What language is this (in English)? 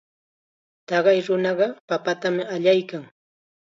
Chiquián Ancash Quechua